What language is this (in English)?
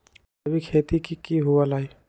Magahi